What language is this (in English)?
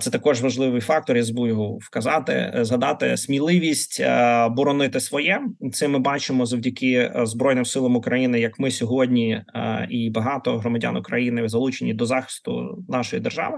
Ukrainian